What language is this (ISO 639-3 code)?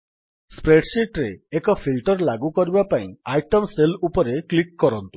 ori